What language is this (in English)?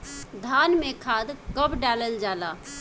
Bhojpuri